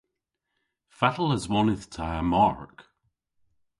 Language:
Cornish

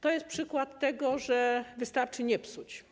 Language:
Polish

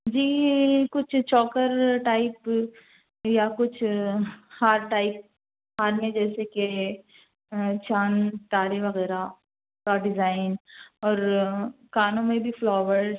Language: Urdu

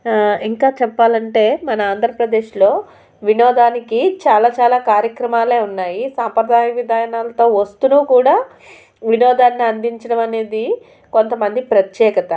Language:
Telugu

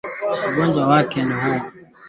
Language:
Swahili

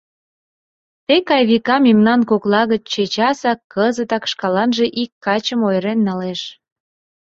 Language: Mari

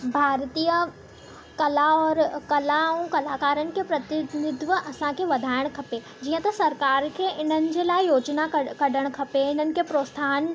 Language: Sindhi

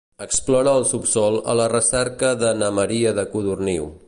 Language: Catalan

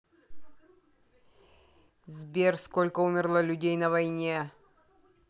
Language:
Russian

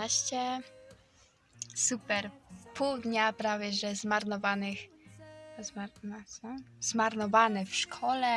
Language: Polish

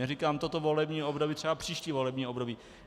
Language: Czech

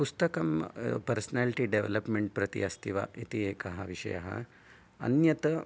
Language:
Sanskrit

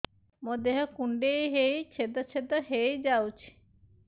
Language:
Odia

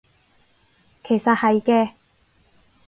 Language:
Cantonese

